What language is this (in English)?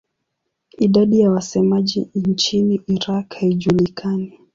Swahili